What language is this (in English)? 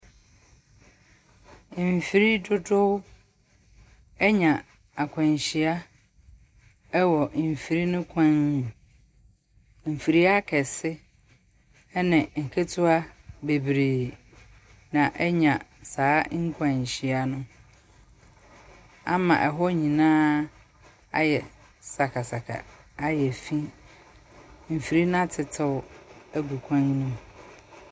Akan